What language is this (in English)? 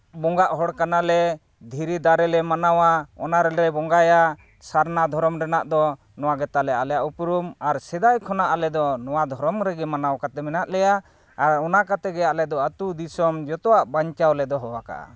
Santali